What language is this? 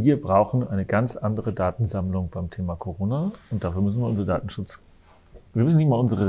German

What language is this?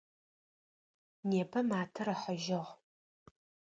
Adyghe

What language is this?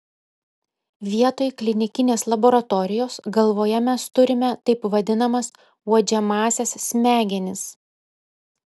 Lithuanian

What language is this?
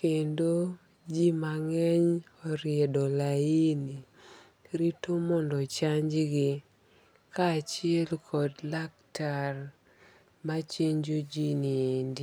Luo (Kenya and Tanzania)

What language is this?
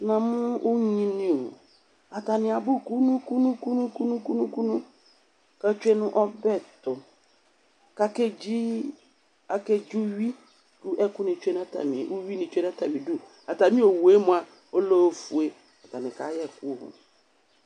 Ikposo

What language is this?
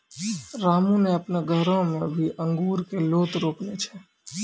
Maithili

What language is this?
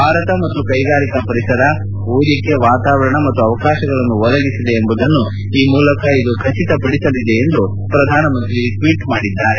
Kannada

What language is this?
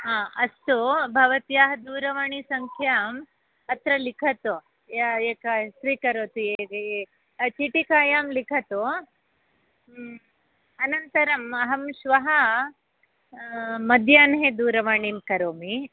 Sanskrit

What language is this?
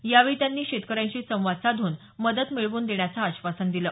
Marathi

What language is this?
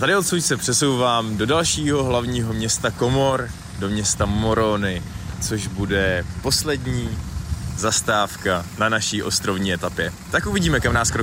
Czech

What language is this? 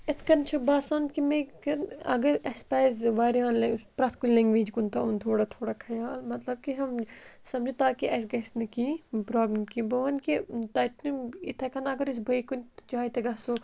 Kashmiri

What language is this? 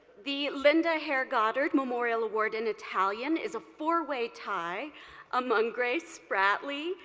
English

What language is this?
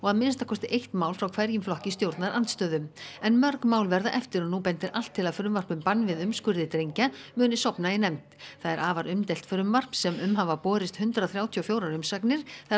Icelandic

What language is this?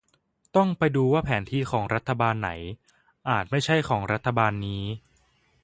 Thai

